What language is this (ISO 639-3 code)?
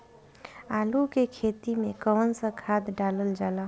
bho